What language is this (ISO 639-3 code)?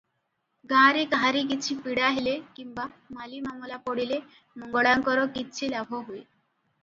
ori